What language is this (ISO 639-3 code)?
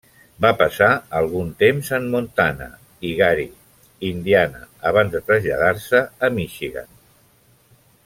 cat